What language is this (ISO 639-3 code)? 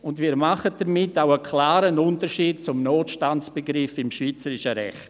gsw